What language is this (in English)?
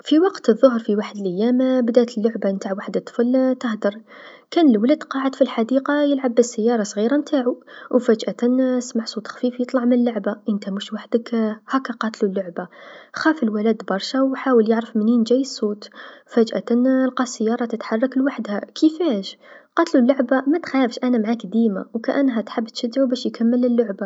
Tunisian Arabic